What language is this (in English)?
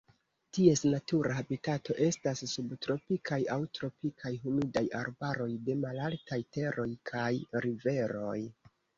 Esperanto